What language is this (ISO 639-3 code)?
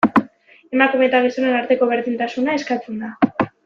eus